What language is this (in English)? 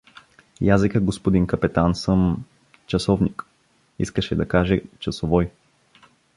Bulgarian